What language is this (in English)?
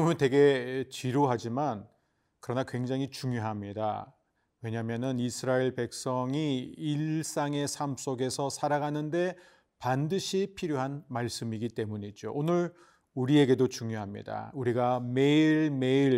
Korean